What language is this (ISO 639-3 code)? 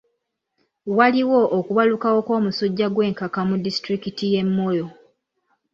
lug